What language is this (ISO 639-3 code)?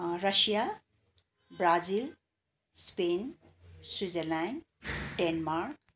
nep